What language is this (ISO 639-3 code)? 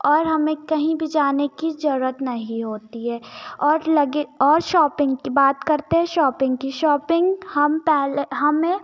hin